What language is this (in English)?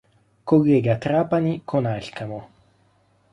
Italian